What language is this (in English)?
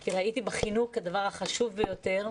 Hebrew